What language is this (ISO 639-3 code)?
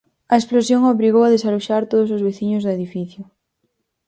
glg